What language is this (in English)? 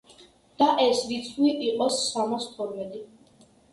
Georgian